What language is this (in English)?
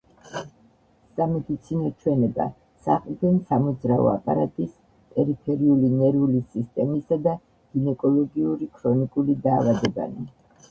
Georgian